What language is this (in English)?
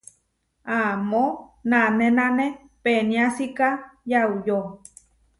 Huarijio